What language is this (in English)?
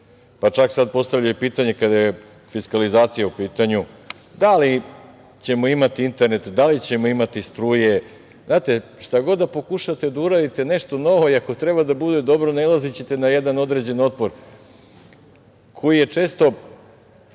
Serbian